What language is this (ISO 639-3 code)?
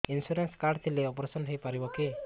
ori